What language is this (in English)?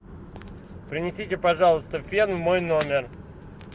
Russian